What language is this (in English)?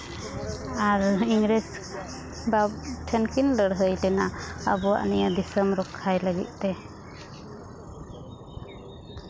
Santali